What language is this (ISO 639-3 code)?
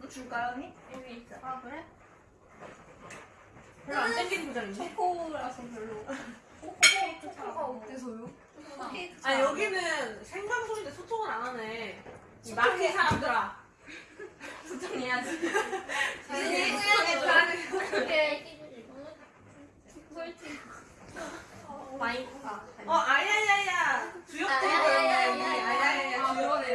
kor